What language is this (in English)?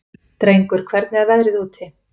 Icelandic